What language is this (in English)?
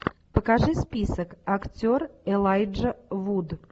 Russian